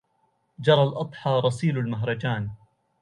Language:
Arabic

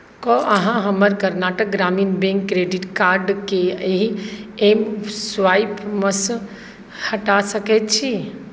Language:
Maithili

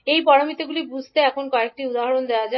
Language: Bangla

